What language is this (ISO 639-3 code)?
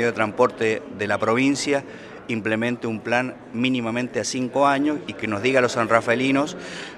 spa